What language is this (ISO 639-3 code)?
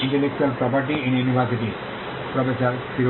ben